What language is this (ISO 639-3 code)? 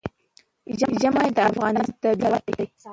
pus